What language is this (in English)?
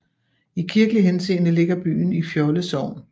Danish